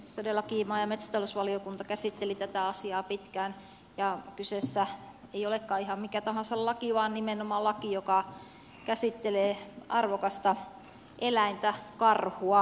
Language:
Finnish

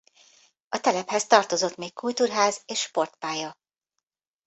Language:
Hungarian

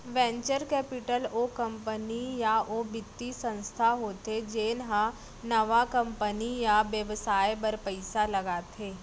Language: Chhattisgarhi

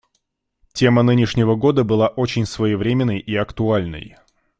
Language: Russian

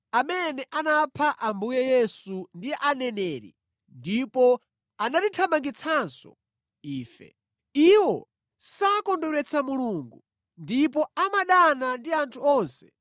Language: Nyanja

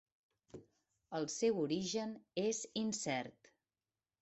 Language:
Catalan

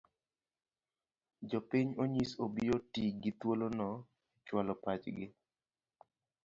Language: Luo (Kenya and Tanzania)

